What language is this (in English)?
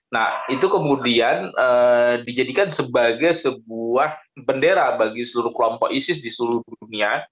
Indonesian